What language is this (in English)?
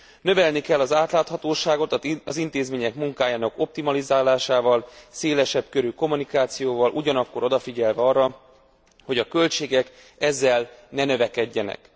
Hungarian